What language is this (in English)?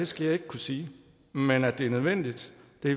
Danish